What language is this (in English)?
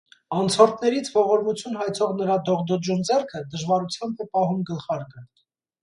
Armenian